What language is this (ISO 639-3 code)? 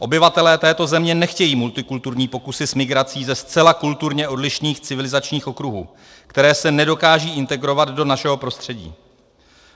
ces